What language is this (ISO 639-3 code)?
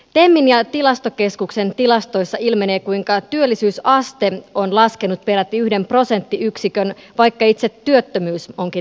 fin